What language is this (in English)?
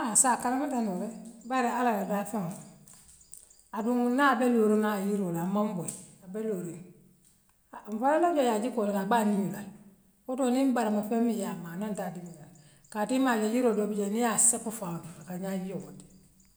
Western Maninkakan